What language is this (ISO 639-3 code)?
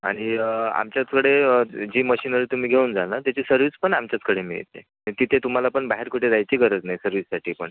mar